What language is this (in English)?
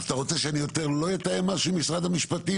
Hebrew